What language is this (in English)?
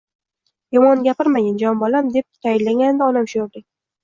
Uzbek